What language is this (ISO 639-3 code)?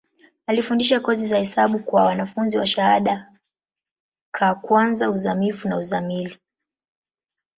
swa